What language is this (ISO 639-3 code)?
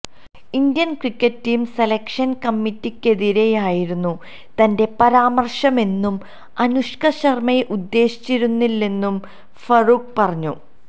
mal